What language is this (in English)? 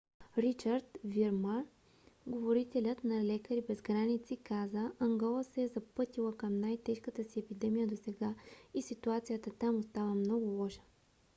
Bulgarian